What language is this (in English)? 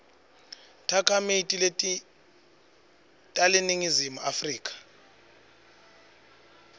Swati